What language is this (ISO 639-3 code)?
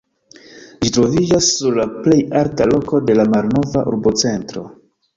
epo